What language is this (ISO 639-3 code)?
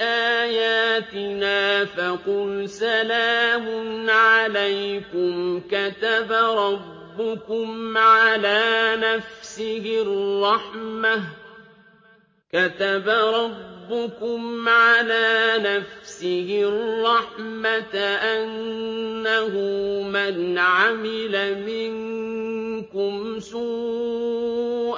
ara